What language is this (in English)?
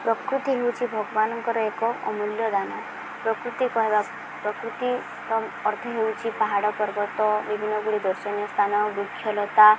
Odia